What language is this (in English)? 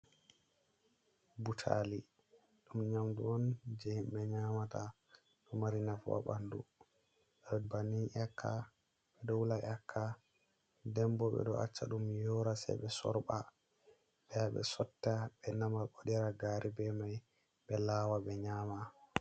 Fula